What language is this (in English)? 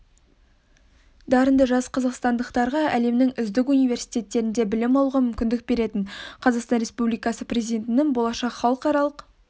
Kazakh